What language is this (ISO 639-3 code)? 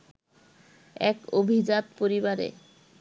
ben